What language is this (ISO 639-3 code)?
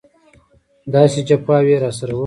pus